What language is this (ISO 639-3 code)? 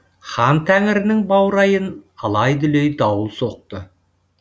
kaz